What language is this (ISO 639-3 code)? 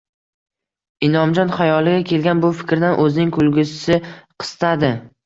uzb